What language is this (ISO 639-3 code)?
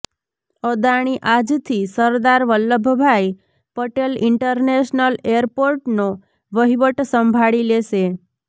guj